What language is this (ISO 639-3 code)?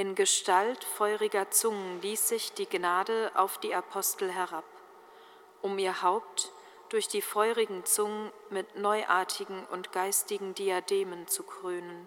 deu